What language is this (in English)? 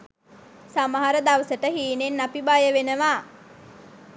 Sinhala